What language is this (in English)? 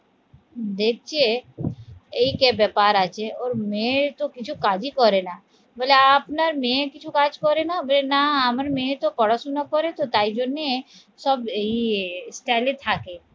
Bangla